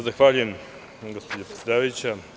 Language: Serbian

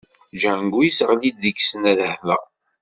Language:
Kabyle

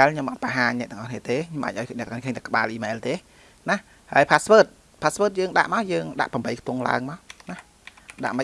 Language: Vietnamese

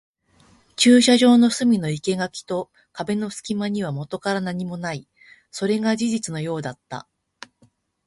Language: Japanese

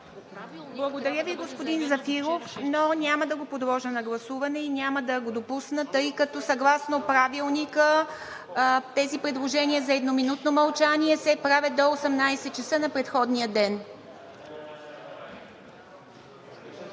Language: Bulgarian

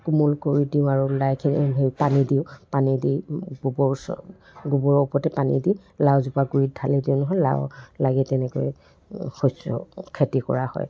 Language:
Assamese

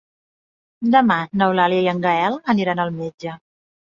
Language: Catalan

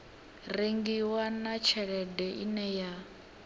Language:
Venda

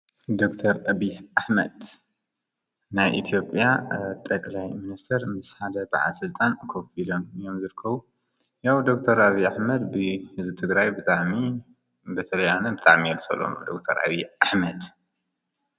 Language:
Tigrinya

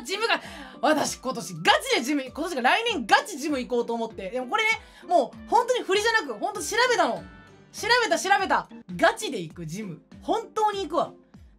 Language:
Japanese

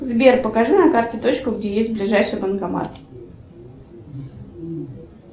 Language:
Russian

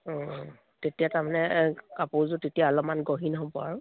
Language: Assamese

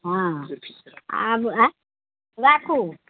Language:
Maithili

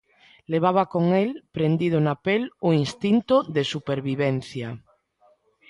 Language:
Galician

